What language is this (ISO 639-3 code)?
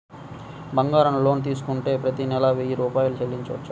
tel